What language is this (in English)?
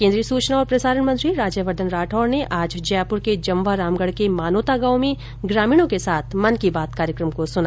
Hindi